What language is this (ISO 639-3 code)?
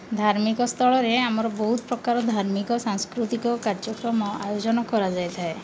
ori